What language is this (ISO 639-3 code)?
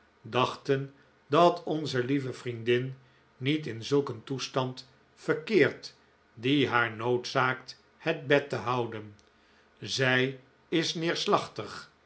nld